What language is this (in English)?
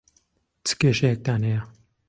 Central Kurdish